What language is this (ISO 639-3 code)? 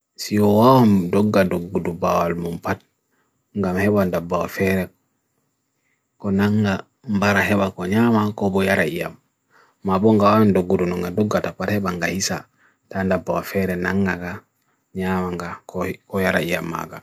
fui